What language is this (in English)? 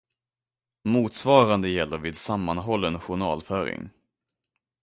Swedish